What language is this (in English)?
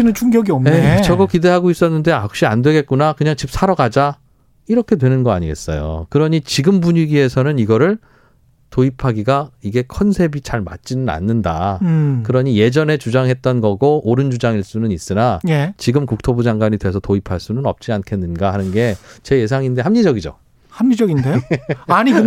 Korean